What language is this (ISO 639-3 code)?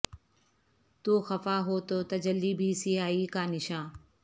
urd